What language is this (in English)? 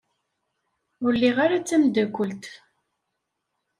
Kabyle